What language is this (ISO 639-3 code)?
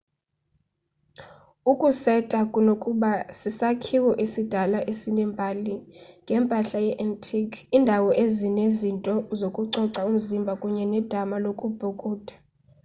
xho